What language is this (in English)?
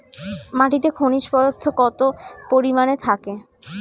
Bangla